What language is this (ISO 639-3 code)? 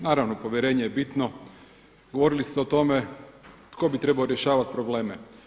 hrv